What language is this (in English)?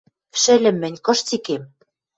Western Mari